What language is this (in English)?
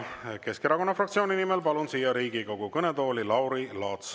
Estonian